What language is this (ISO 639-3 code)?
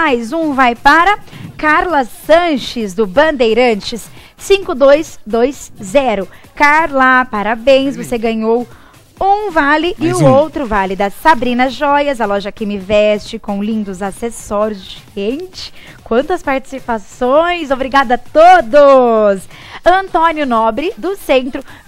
por